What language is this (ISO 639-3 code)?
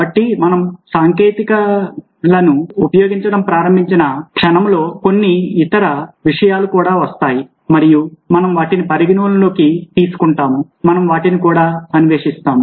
tel